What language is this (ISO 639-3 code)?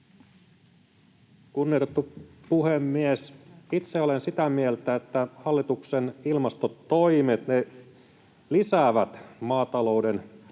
fin